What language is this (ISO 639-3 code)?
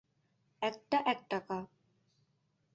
ben